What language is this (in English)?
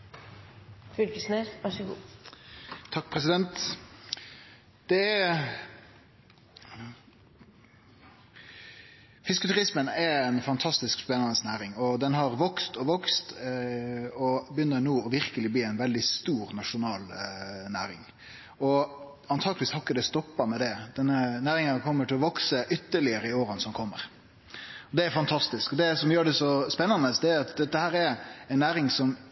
Norwegian Nynorsk